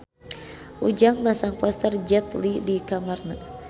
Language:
Sundanese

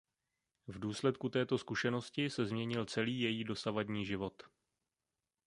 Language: Czech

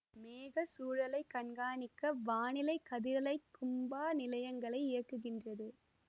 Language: Tamil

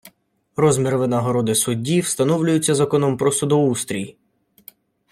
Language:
Ukrainian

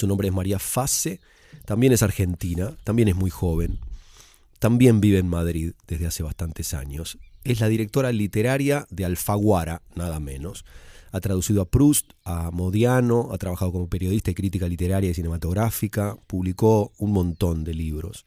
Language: Spanish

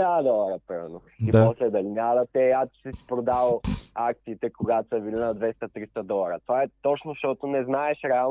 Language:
Bulgarian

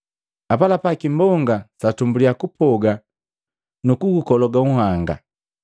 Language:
Matengo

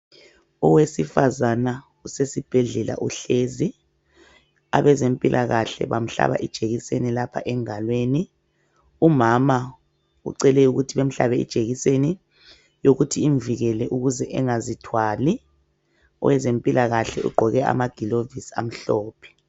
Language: North Ndebele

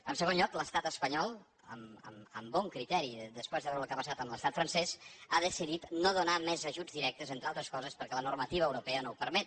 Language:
Catalan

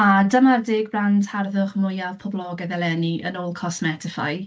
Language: Welsh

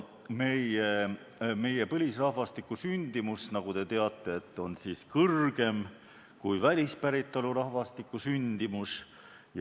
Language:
Estonian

